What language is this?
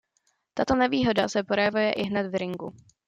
Czech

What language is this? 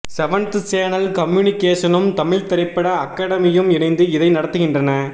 Tamil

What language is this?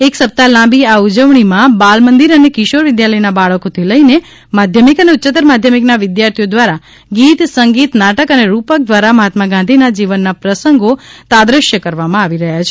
Gujarati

